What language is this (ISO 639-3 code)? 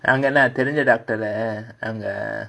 eng